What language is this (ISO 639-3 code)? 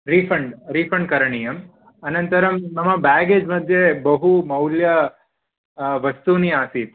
san